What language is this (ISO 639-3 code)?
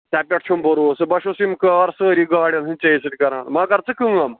kas